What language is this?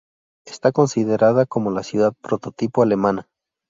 Spanish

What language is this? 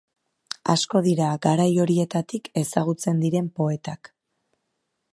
Basque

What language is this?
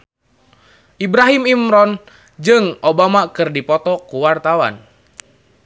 Sundanese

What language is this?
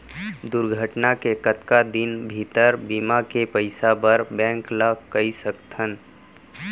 Chhattisgarhi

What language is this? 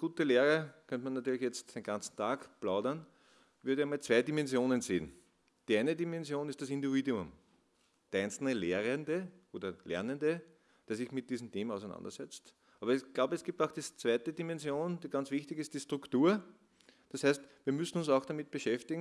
German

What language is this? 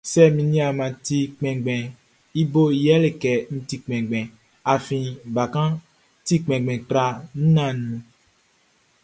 Baoulé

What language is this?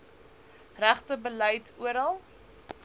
Afrikaans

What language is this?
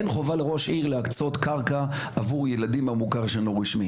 Hebrew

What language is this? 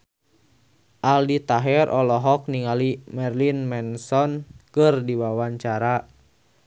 Sundanese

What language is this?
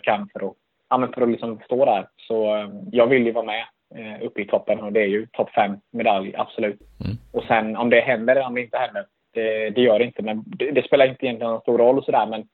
Swedish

